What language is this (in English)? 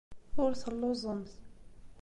Kabyle